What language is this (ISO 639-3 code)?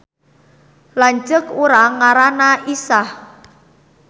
sun